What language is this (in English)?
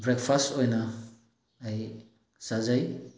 Manipuri